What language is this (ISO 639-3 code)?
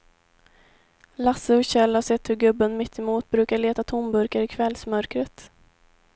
swe